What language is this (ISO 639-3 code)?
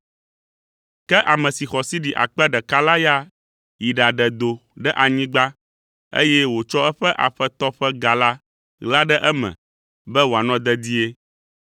ewe